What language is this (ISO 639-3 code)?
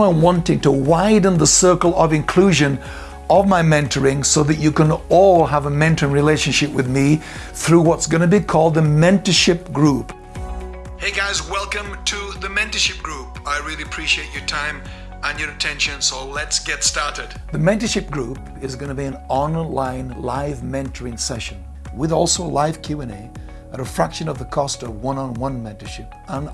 eng